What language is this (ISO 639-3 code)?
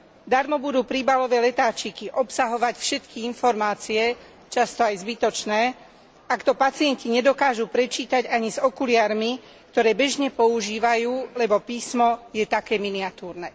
slk